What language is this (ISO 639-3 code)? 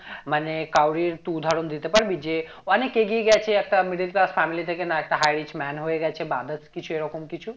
ben